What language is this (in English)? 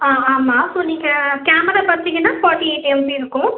Tamil